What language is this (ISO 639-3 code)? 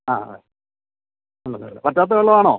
mal